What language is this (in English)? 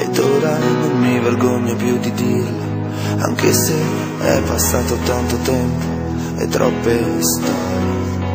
Italian